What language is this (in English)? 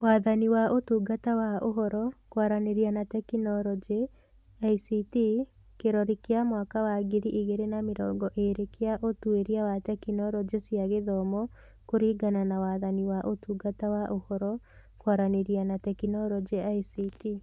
Kikuyu